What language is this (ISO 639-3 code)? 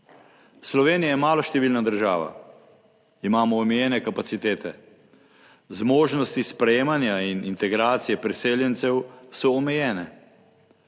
slv